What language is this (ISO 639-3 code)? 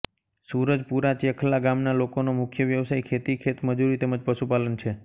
guj